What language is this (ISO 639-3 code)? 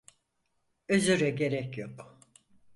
tur